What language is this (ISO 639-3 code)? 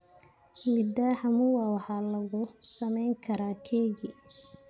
som